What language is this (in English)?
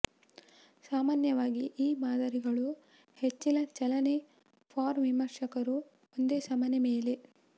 Kannada